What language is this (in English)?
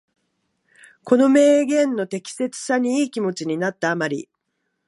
Japanese